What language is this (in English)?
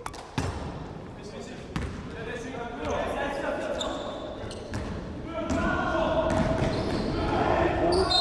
Korean